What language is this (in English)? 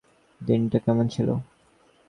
Bangla